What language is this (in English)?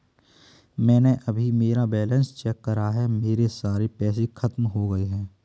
Hindi